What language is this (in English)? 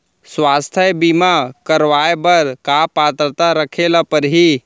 Chhattisgarhi